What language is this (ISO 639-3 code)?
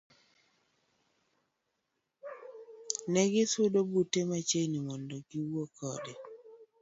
luo